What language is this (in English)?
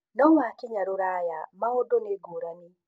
Kikuyu